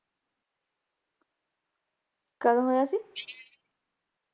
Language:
Punjabi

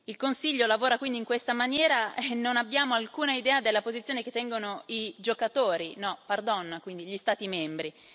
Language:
Italian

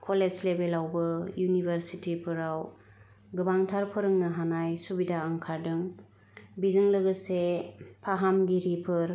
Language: Bodo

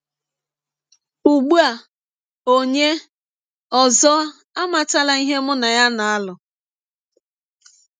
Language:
Igbo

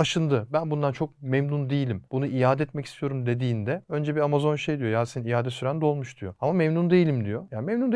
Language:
Turkish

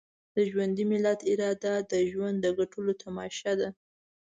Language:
Pashto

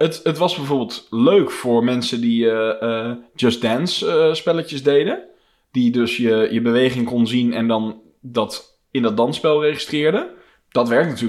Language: Dutch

